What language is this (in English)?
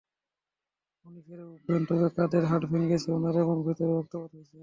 Bangla